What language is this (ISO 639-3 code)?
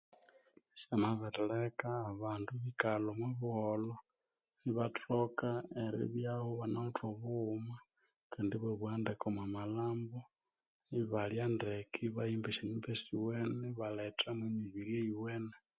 koo